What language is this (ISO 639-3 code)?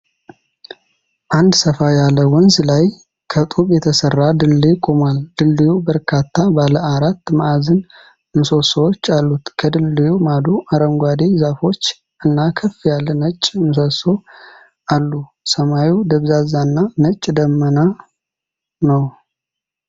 amh